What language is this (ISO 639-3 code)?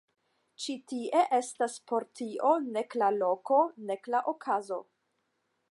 epo